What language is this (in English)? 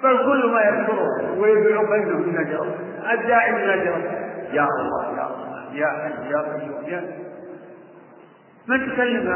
Arabic